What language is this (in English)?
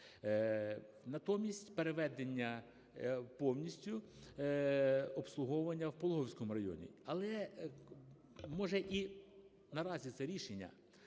Ukrainian